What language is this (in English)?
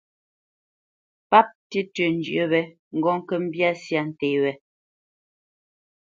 Bamenyam